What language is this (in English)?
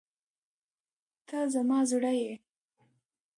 Pashto